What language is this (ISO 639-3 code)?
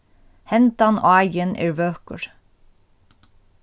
fao